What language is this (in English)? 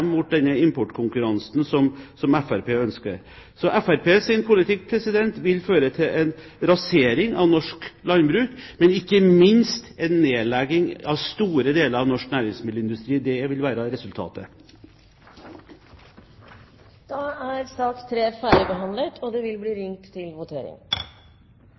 Norwegian